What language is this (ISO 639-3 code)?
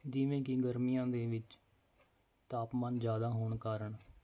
pan